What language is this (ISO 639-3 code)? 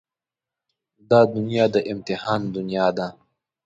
pus